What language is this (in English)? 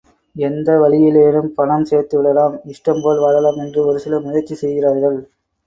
Tamil